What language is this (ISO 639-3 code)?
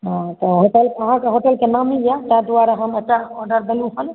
mai